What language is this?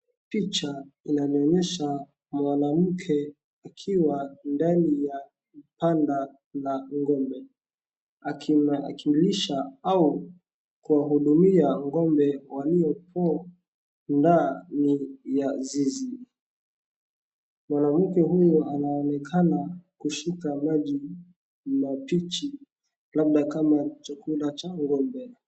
Swahili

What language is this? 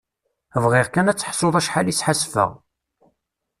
Kabyle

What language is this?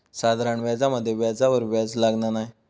Marathi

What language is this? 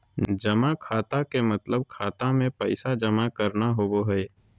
Magahi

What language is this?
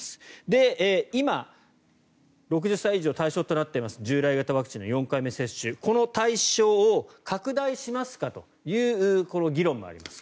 Japanese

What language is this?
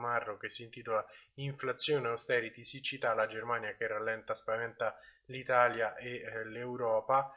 Italian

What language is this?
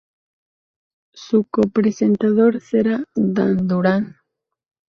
Spanish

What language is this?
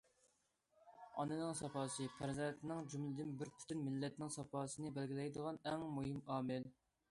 Uyghur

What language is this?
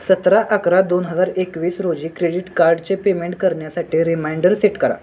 Marathi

